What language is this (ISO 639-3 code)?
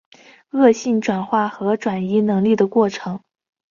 zho